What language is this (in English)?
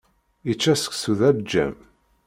Kabyle